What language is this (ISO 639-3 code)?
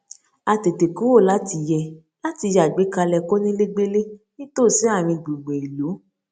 yor